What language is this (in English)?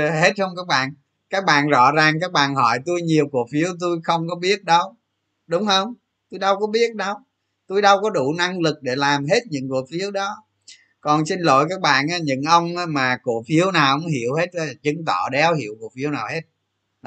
Vietnamese